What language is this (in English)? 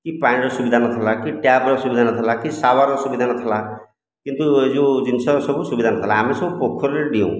Odia